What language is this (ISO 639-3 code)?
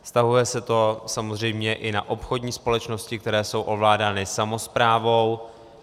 ces